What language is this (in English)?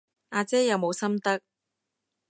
Cantonese